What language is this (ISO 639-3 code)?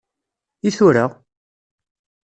kab